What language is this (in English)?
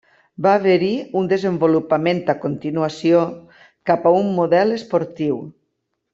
Catalan